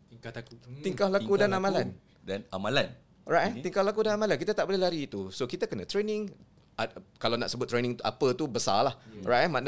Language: Malay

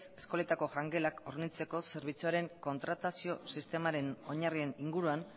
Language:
Basque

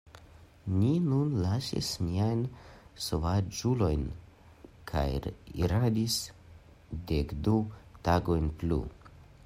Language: Esperanto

